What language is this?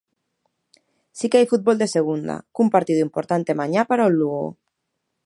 Galician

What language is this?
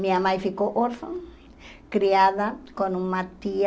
Portuguese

